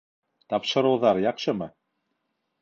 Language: Bashkir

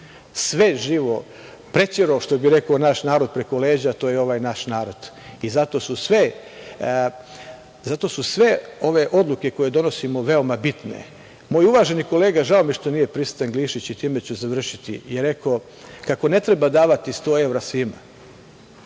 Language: Serbian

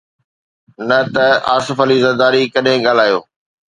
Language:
Sindhi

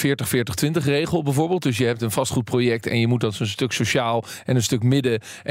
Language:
Dutch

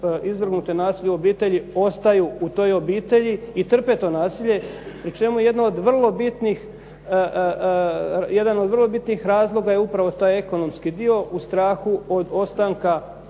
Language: Croatian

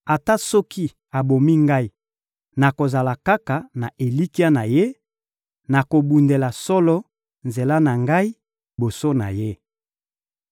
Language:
Lingala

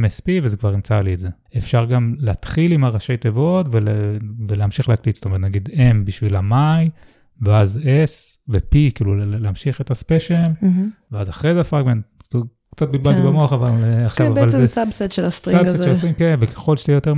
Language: Hebrew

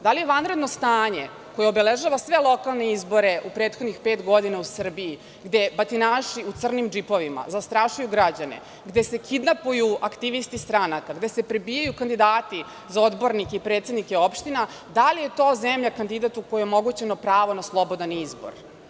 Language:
Serbian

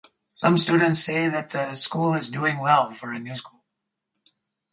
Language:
English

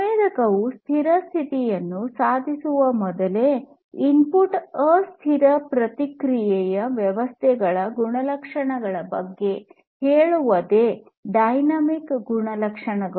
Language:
Kannada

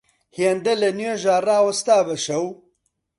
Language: Central Kurdish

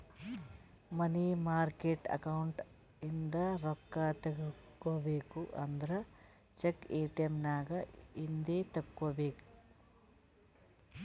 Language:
Kannada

